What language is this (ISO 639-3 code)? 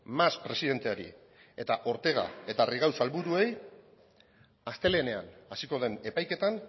eus